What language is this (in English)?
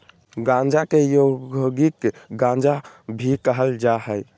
Magahi